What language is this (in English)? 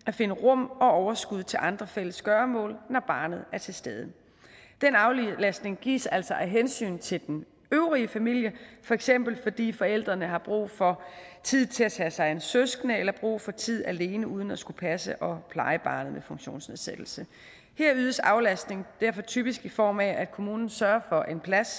Danish